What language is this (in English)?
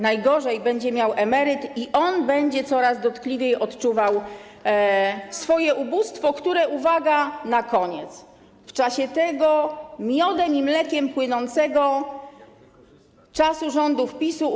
Polish